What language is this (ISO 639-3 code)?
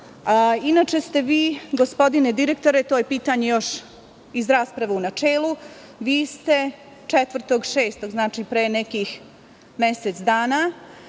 srp